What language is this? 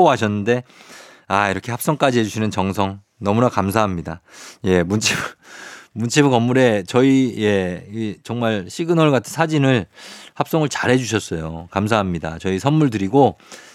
Korean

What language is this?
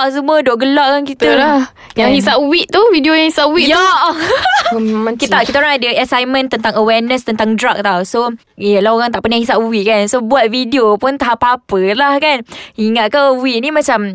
Malay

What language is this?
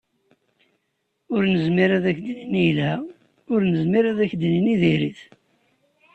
Kabyle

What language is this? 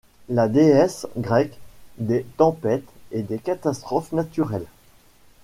French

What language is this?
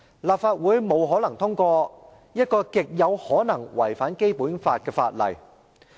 Cantonese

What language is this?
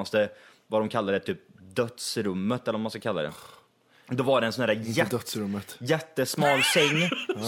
Swedish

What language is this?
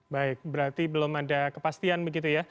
Indonesian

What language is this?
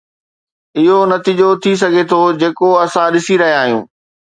Sindhi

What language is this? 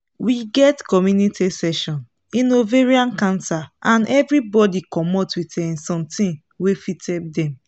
Nigerian Pidgin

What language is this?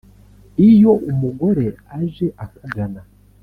Kinyarwanda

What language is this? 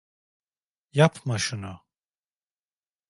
Turkish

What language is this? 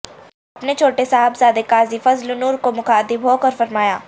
Urdu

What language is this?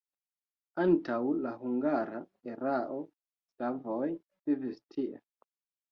Esperanto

